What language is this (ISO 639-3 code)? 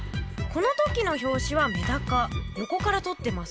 jpn